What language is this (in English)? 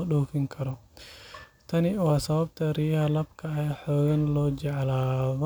Somali